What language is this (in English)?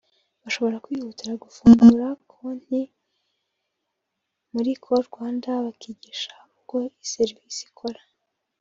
Kinyarwanda